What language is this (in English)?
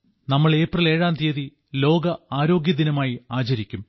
Malayalam